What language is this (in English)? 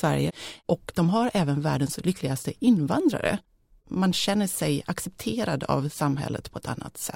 Swedish